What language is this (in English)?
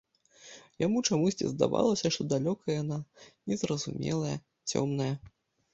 Belarusian